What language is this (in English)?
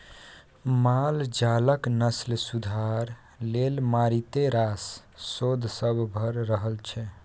Maithili